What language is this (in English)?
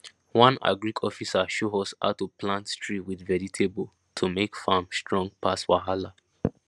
Nigerian Pidgin